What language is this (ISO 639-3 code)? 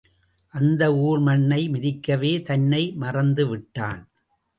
tam